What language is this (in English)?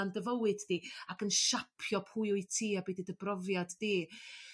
Welsh